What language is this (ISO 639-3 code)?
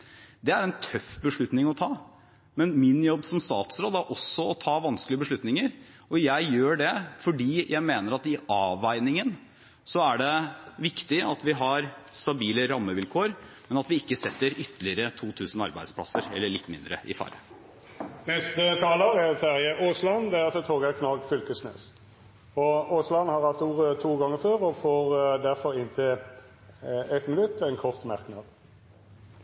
nor